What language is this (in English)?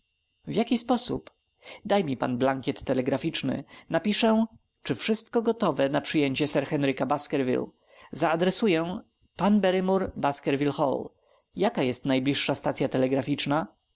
Polish